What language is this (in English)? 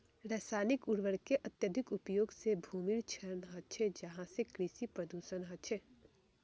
Magahi